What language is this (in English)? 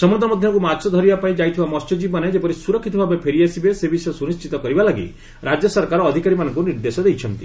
Odia